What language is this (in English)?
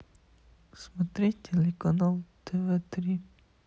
Russian